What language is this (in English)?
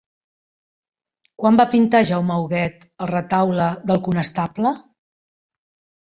Catalan